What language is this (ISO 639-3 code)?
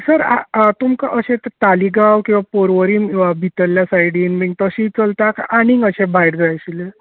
kok